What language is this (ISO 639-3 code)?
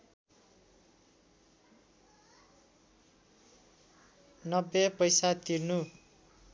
nep